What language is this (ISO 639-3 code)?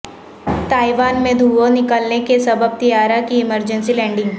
urd